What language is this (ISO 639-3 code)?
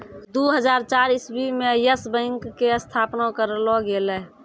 mai